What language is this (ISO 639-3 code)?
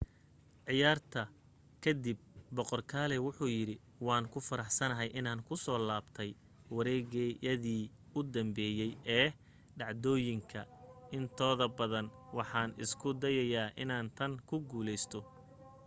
som